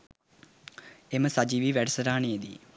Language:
Sinhala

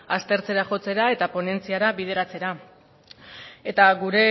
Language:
Basque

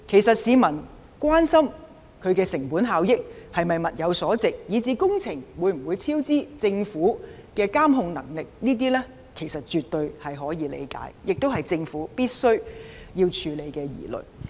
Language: Cantonese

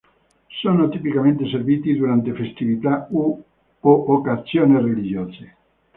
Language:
Italian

